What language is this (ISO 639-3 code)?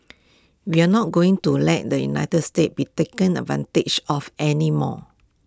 eng